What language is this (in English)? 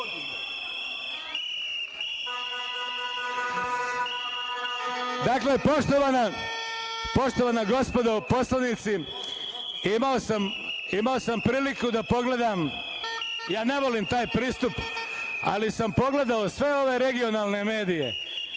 Serbian